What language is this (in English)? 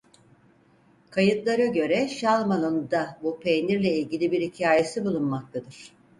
Turkish